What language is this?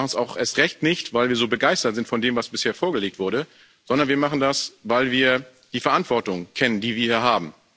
German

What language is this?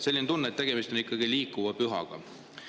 Estonian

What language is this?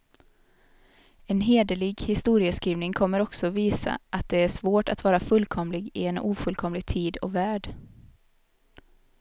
Swedish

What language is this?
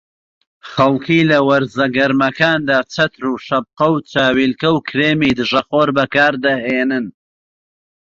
Central Kurdish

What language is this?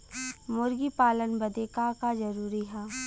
Bhojpuri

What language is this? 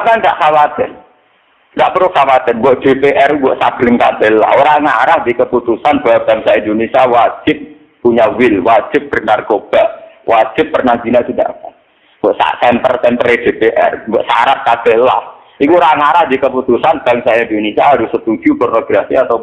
Indonesian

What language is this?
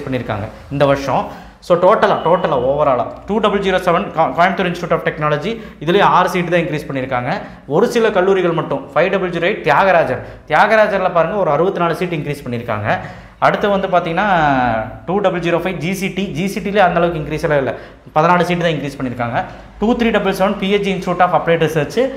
Tamil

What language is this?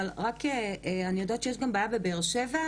Hebrew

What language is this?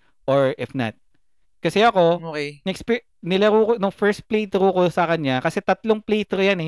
Filipino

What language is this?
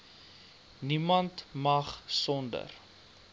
Afrikaans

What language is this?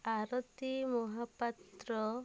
Odia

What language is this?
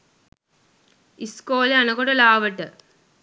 Sinhala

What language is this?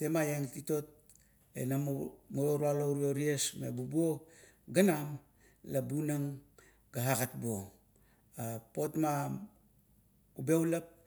Kuot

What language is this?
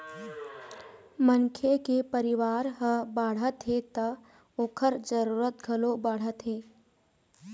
Chhattisgarhi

